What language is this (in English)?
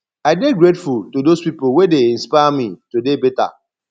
Nigerian Pidgin